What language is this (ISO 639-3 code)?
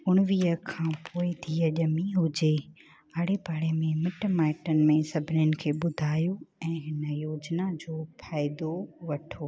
snd